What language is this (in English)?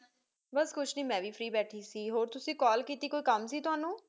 Punjabi